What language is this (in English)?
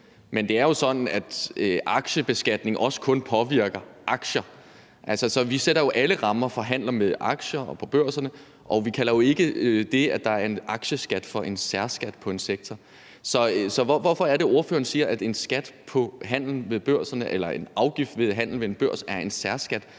Danish